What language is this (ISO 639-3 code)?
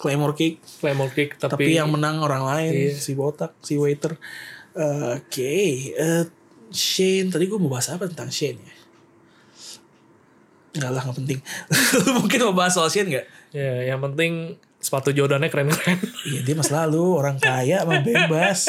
ind